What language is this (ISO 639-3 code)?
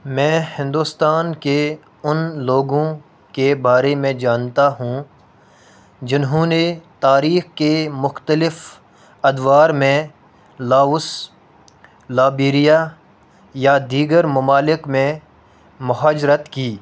urd